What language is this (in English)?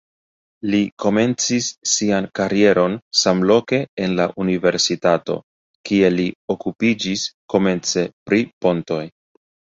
Esperanto